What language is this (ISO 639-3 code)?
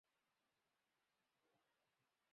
zho